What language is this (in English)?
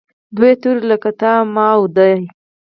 Pashto